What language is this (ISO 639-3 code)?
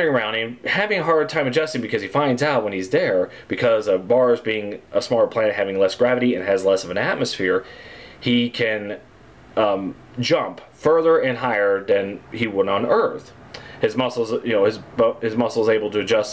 eng